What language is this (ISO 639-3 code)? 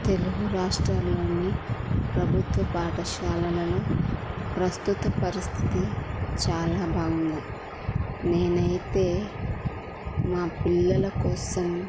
tel